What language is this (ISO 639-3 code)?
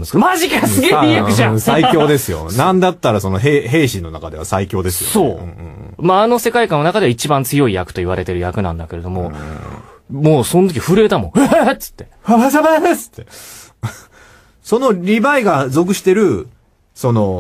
jpn